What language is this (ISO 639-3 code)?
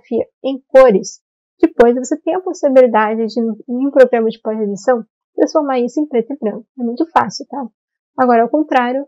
por